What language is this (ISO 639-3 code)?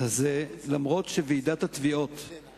heb